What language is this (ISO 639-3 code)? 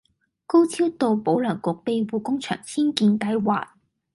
yue